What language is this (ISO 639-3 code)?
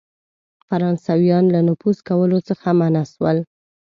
pus